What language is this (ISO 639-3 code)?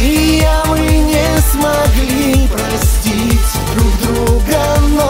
rus